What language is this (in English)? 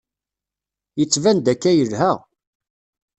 Kabyle